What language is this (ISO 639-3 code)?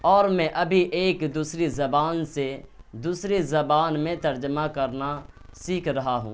urd